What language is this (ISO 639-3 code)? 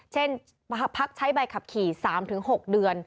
tha